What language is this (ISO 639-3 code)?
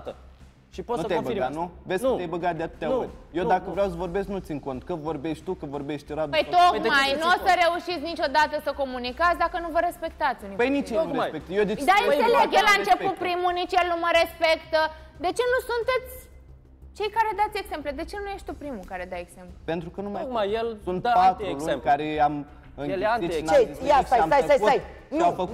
ron